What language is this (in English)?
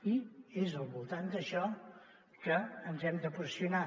Catalan